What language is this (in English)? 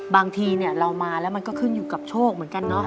Thai